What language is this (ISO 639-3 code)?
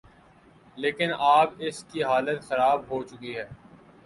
urd